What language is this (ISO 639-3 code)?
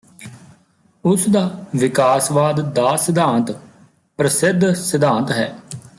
pan